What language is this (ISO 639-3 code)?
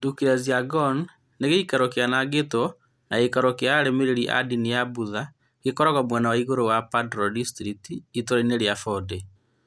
kik